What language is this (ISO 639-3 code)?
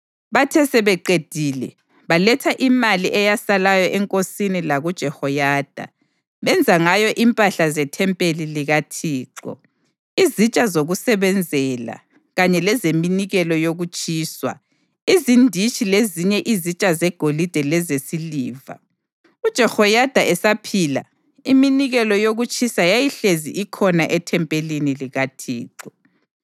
nde